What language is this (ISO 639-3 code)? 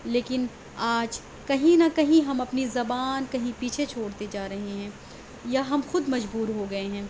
urd